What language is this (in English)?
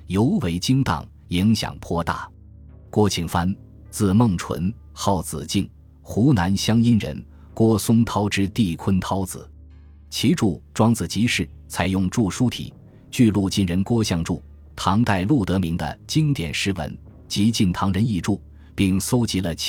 Chinese